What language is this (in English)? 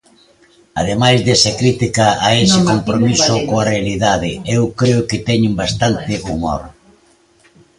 Galician